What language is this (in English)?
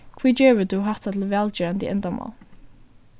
Faroese